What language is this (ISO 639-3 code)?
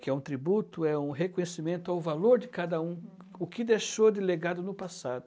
por